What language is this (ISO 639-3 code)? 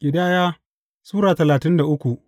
hau